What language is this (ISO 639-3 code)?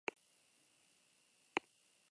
eus